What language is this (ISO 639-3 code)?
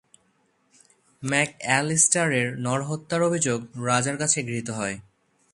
ben